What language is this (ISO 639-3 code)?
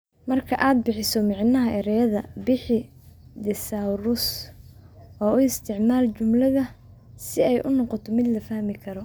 som